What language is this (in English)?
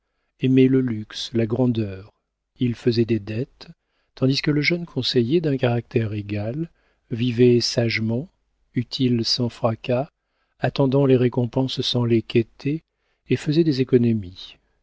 French